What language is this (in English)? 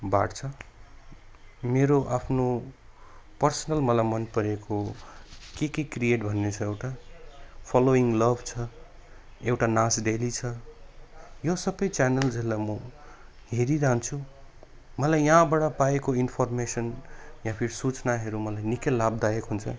Nepali